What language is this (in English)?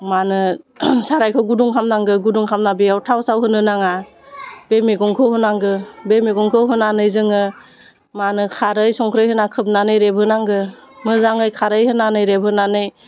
Bodo